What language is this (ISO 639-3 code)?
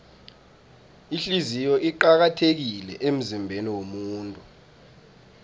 nbl